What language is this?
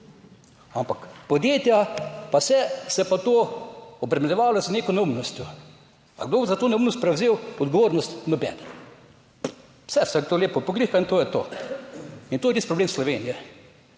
Slovenian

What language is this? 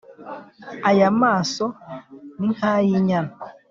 Kinyarwanda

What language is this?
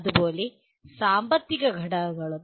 Malayalam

